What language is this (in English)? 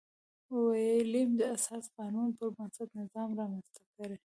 Pashto